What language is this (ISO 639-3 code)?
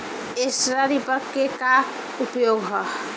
bho